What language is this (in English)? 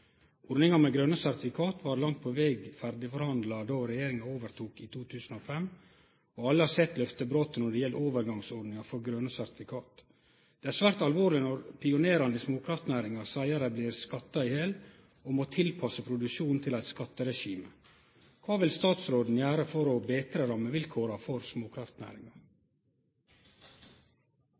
Norwegian Nynorsk